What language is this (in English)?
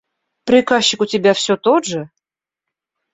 Russian